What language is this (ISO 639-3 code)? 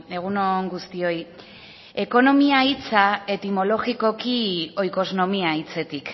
eus